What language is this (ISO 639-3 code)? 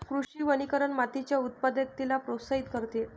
mar